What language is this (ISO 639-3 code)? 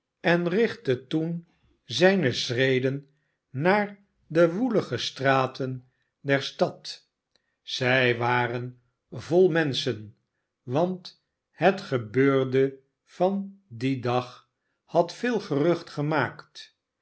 nld